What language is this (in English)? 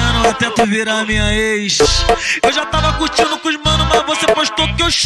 Portuguese